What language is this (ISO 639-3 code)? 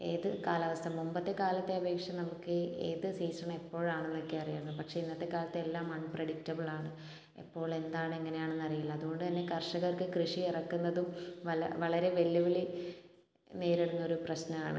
mal